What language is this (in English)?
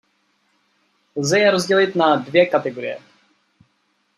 Czech